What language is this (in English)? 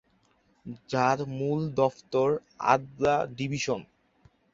Bangla